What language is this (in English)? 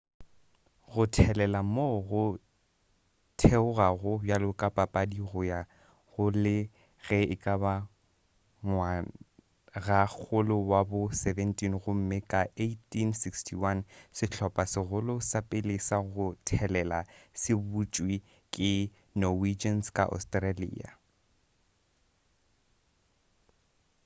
Northern Sotho